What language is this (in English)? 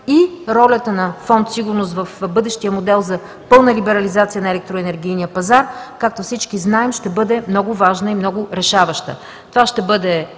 Bulgarian